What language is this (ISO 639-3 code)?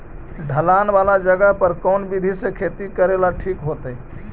mag